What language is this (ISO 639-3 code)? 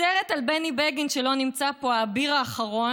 heb